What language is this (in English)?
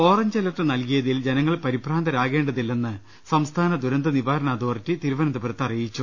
Malayalam